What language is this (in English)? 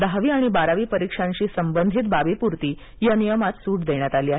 Marathi